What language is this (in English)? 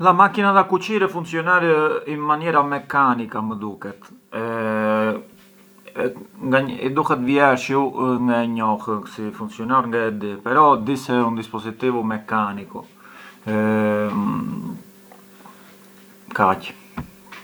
Arbëreshë Albanian